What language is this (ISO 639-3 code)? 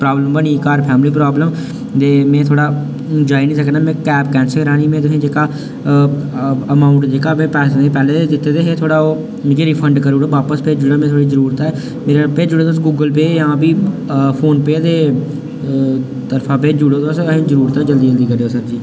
doi